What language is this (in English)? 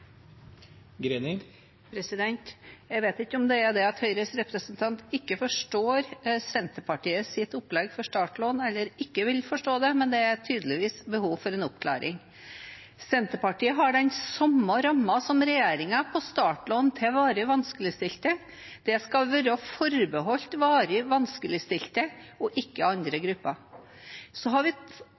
Norwegian Bokmål